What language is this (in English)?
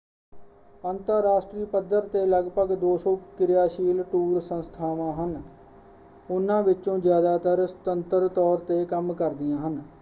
Punjabi